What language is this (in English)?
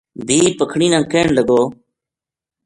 Gujari